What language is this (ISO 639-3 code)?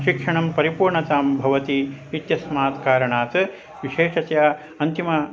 san